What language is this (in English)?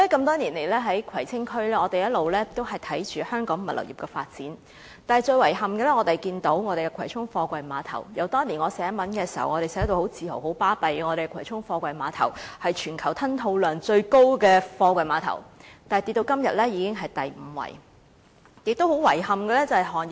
Cantonese